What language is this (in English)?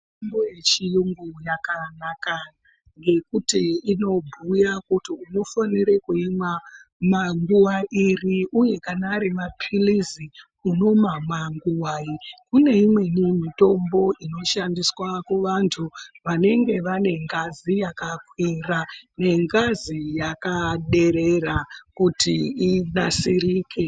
Ndau